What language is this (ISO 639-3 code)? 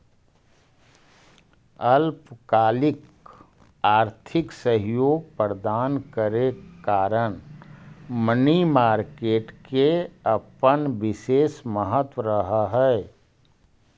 mag